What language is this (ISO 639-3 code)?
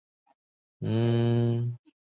zho